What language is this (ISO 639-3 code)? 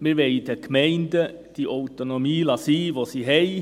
gsw